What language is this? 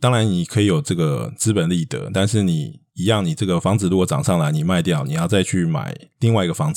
Chinese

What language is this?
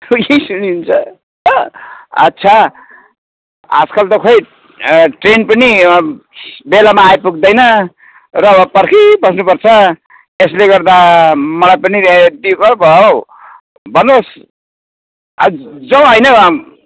Nepali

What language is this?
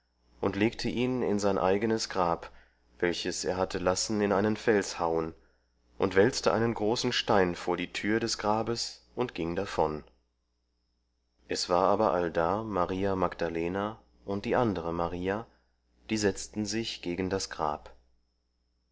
German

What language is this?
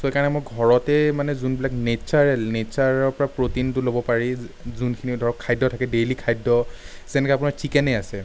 Assamese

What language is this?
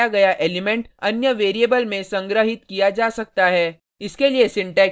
Hindi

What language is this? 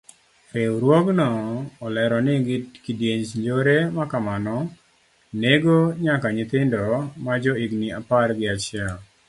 Luo (Kenya and Tanzania)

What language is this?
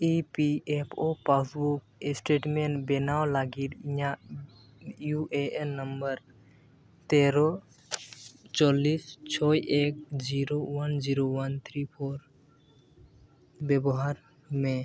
Santali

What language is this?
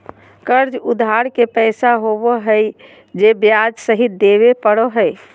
Magahi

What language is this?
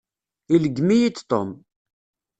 Kabyle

